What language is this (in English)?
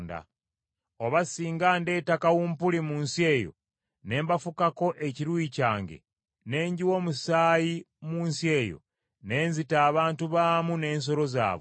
Ganda